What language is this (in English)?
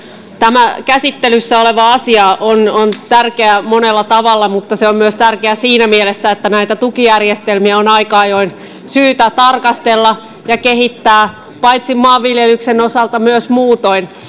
Finnish